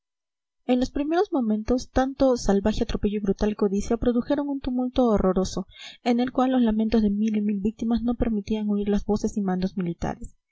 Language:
Spanish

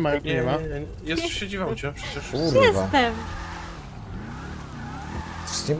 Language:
Polish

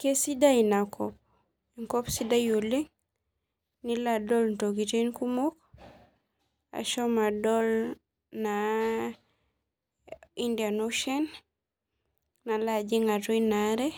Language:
Masai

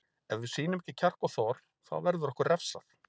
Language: Icelandic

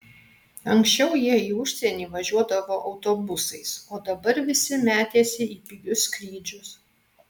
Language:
Lithuanian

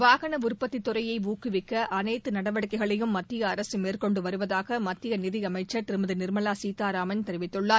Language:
Tamil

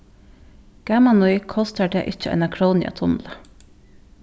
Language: Faroese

